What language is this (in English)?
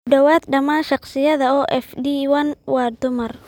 Somali